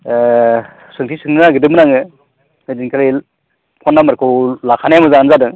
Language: Bodo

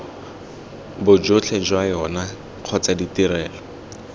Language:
Tswana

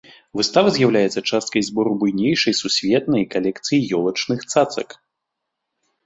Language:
Belarusian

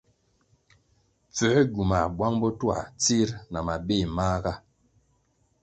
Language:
Kwasio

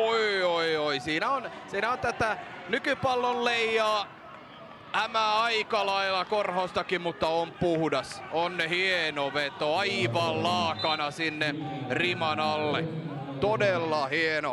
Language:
Finnish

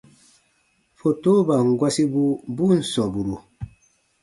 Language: Baatonum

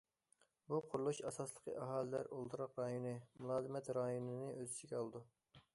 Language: Uyghur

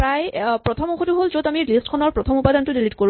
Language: Assamese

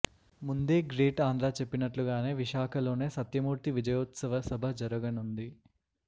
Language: Telugu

